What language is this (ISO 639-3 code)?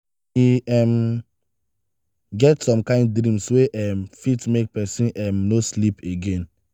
pcm